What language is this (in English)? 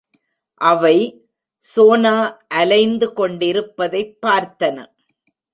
Tamil